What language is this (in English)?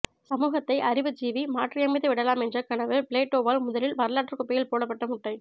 Tamil